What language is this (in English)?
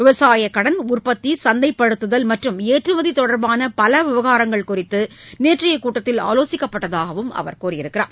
Tamil